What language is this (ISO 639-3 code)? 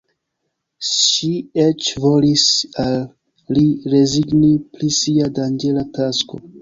epo